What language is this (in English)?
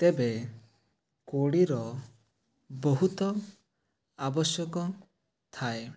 Odia